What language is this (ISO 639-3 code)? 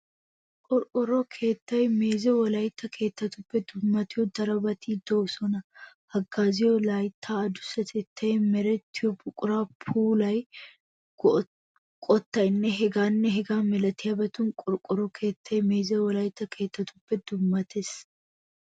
wal